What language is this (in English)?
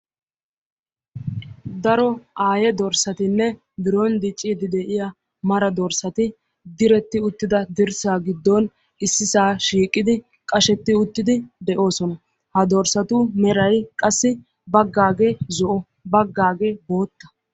Wolaytta